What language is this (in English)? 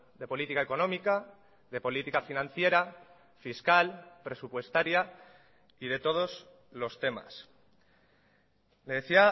Spanish